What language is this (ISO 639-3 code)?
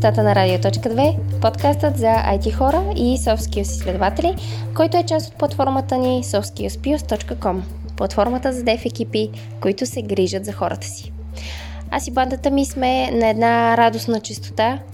bul